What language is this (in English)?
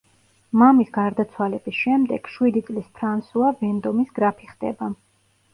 Georgian